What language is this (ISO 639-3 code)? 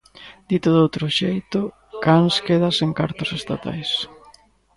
glg